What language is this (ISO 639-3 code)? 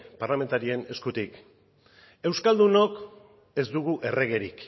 eus